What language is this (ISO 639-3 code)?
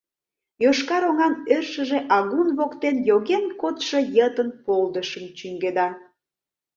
chm